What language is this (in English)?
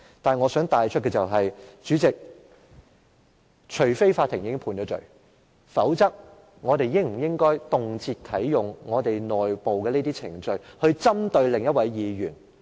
Cantonese